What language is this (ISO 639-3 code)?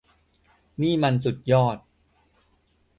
tha